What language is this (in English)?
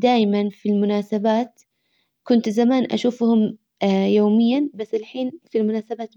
Hijazi Arabic